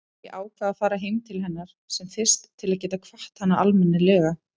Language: Icelandic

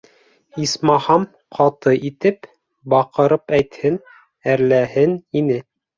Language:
Bashkir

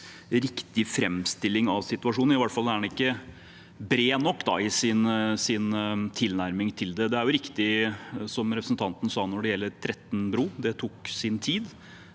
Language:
Norwegian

